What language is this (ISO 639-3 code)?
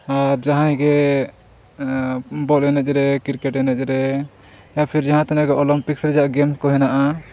sat